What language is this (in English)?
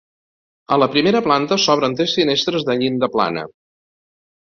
Catalan